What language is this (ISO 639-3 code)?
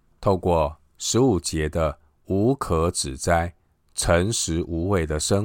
zho